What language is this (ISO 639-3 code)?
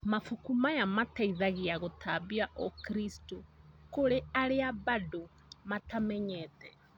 kik